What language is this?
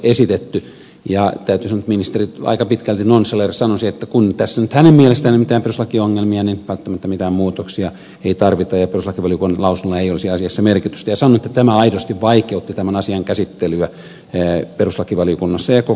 Finnish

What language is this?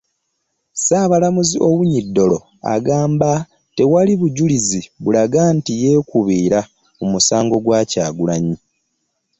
Ganda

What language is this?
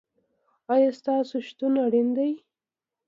Pashto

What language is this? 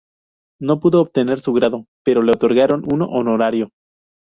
Spanish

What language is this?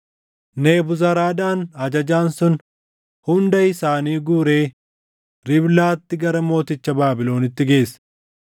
Oromo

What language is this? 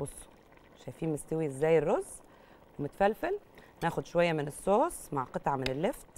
Arabic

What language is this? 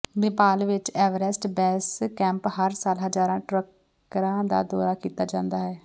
Punjabi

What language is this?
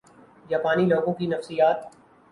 Urdu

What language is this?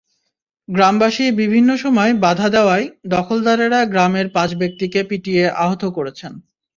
Bangla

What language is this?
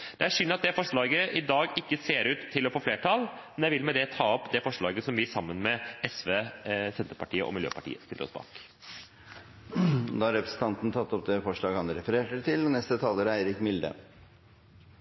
Norwegian Bokmål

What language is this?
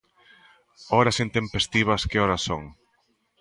Galician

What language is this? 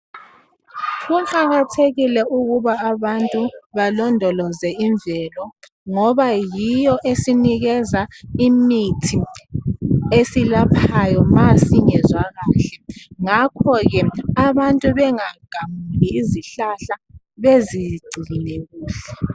North Ndebele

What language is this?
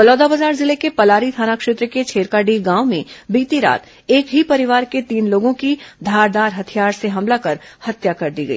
Hindi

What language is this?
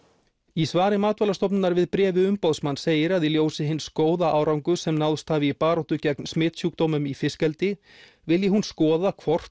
Icelandic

